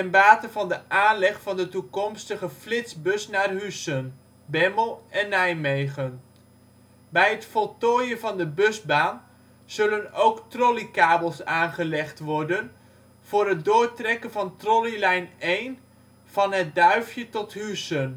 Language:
Dutch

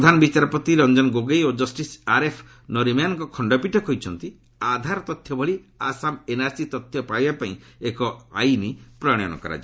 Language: Odia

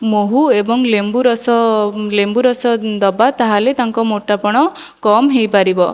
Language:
Odia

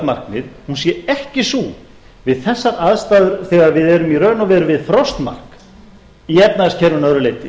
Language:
Icelandic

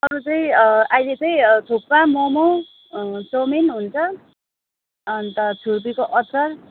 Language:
Nepali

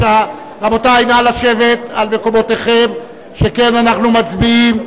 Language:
Hebrew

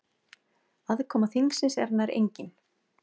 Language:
Icelandic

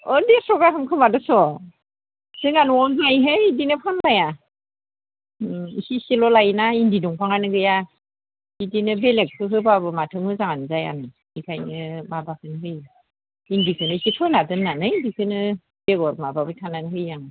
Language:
Bodo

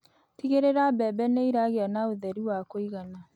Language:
Kikuyu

